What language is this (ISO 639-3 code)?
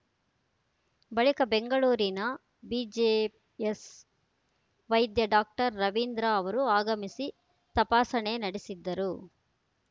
kan